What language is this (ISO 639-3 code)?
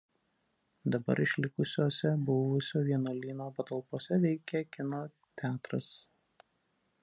lit